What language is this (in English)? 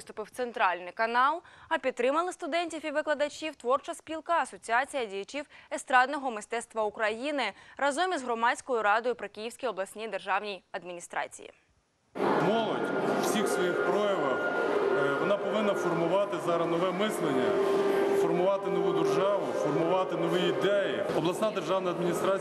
Ukrainian